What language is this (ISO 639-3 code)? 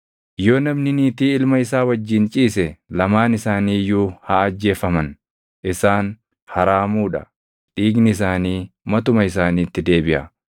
orm